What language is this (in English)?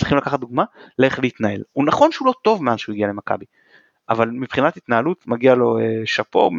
Hebrew